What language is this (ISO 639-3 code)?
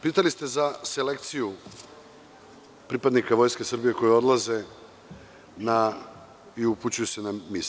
srp